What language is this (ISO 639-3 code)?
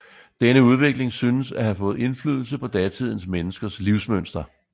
dan